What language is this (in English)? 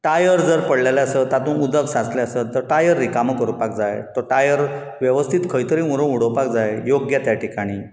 Konkani